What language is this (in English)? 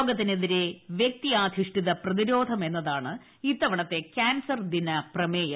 Malayalam